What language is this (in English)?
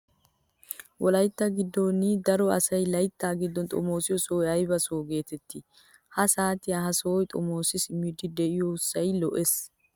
Wolaytta